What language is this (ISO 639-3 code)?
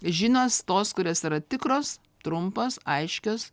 lit